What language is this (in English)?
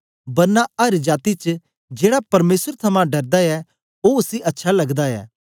Dogri